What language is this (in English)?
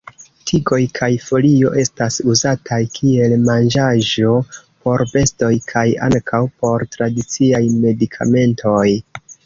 Esperanto